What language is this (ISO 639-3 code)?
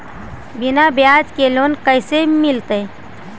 mag